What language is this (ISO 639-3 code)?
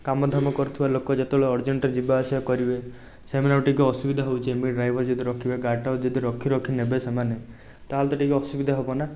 ori